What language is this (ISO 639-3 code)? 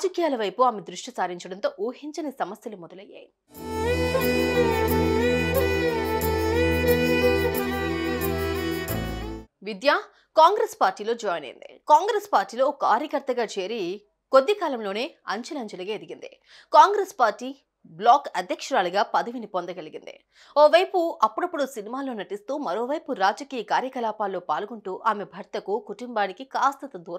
tel